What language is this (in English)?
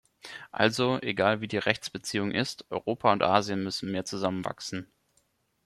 German